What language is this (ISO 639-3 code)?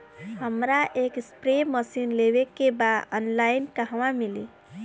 bho